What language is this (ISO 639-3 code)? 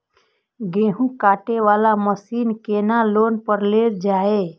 mai